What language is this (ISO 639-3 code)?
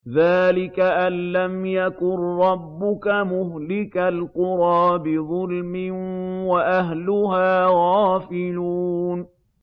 ara